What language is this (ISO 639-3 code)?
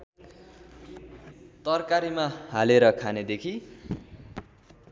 nep